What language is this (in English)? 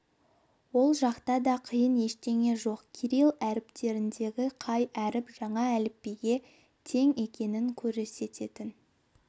Kazakh